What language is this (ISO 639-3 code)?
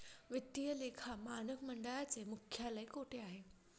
mar